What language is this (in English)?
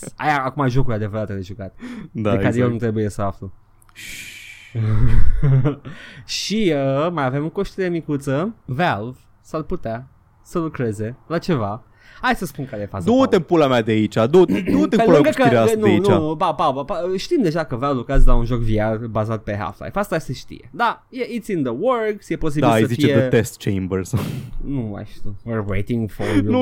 Romanian